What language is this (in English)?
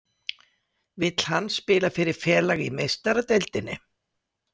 Icelandic